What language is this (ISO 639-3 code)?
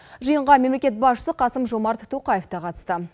kaz